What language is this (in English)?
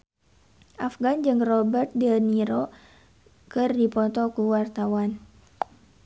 Sundanese